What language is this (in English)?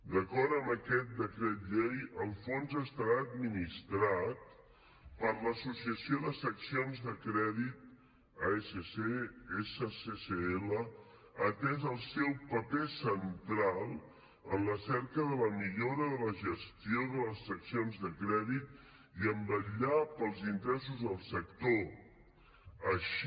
Catalan